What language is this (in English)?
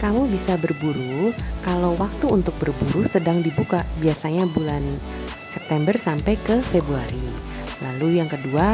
Indonesian